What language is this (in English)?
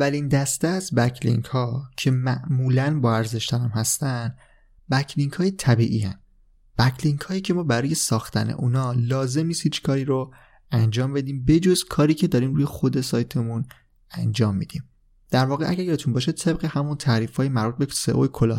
Persian